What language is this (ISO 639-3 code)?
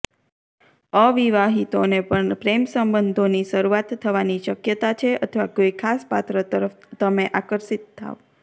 guj